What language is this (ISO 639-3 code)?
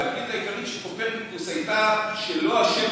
heb